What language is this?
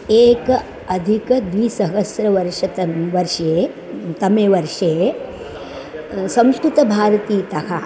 Sanskrit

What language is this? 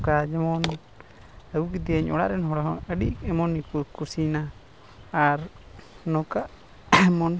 Santali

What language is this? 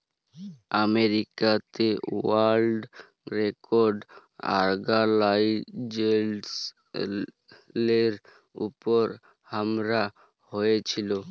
Bangla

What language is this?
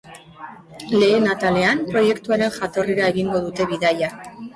Basque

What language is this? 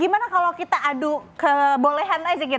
Indonesian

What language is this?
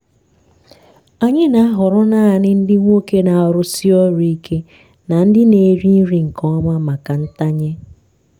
Igbo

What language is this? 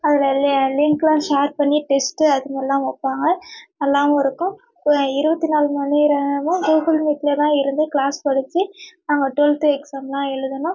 Tamil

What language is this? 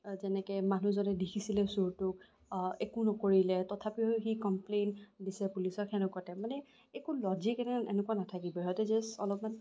Assamese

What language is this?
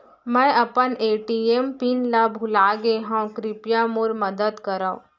Chhattisgarhi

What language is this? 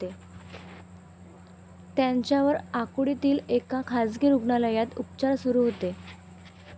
Marathi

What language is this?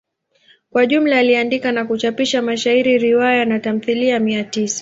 Swahili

